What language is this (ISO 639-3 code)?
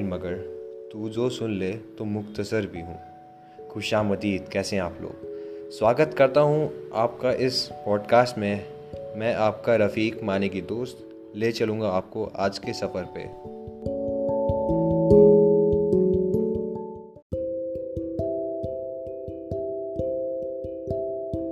hin